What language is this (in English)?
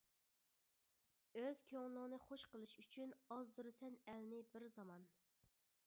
Uyghur